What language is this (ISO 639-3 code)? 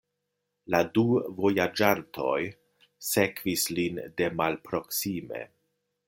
epo